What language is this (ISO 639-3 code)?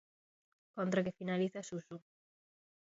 glg